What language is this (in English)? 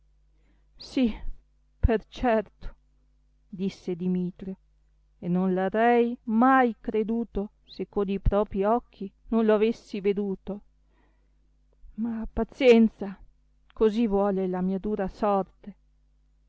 Italian